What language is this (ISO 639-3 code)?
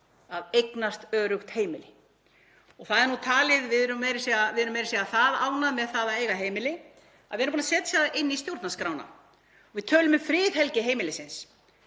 isl